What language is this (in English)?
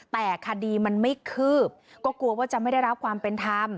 Thai